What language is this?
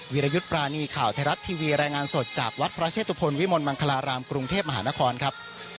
Thai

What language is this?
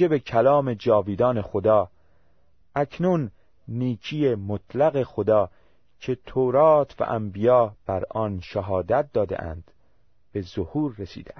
Persian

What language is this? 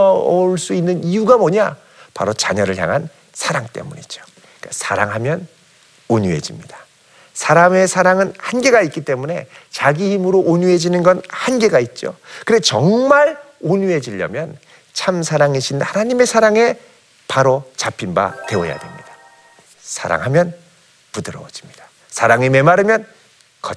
Korean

